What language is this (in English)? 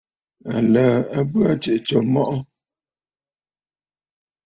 Bafut